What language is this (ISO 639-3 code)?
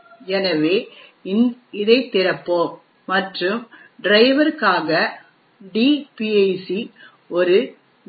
tam